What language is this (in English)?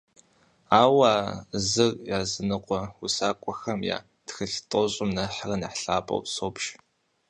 Kabardian